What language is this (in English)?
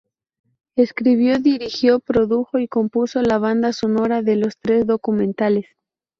Spanish